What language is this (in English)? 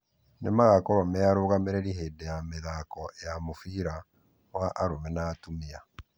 Kikuyu